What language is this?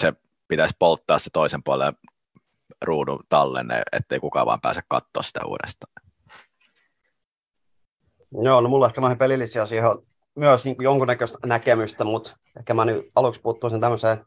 Finnish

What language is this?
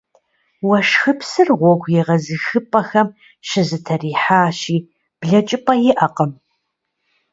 Kabardian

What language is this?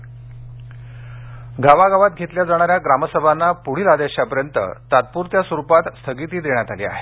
Marathi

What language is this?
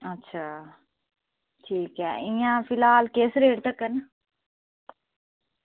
Dogri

